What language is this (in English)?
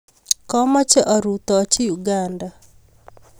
Kalenjin